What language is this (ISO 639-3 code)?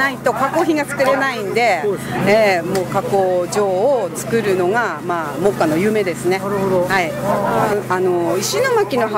jpn